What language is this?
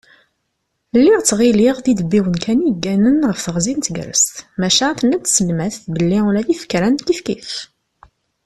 Kabyle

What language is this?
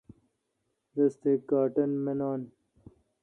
Kalkoti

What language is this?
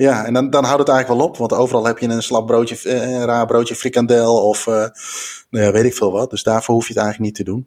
Dutch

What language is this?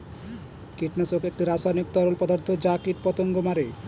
Bangla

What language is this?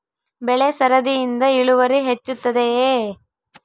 Kannada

